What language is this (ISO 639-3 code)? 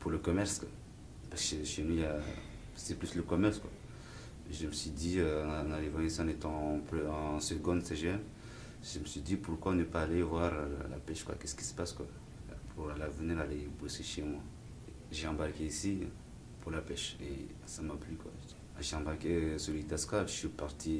fra